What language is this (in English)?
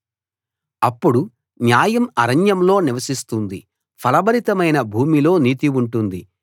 Telugu